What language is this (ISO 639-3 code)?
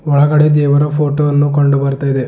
kan